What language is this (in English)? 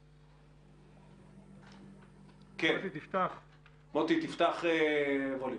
Hebrew